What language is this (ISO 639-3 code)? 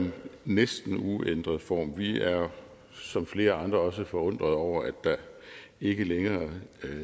dan